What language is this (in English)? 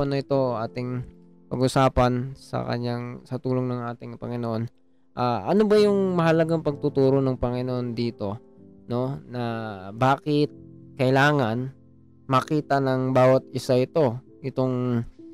Filipino